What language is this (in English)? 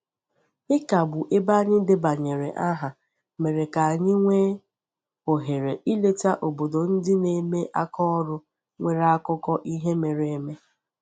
Igbo